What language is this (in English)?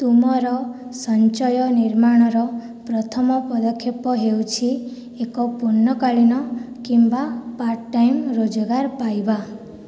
Odia